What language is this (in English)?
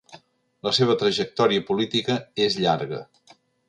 Catalan